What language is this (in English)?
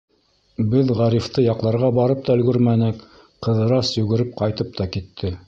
Bashkir